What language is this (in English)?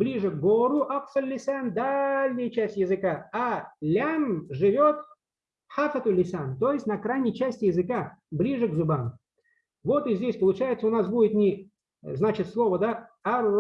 Russian